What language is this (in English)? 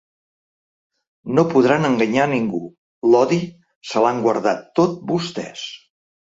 Catalan